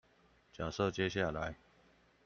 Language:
Chinese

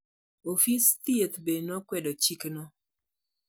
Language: Luo (Kenya and Tanzania)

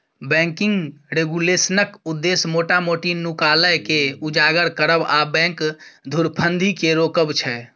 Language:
Maithili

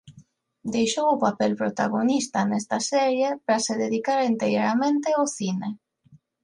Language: Galician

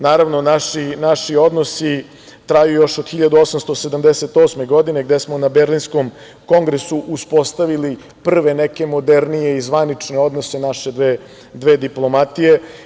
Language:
Serbian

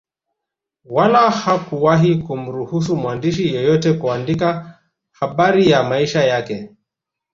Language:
Swahili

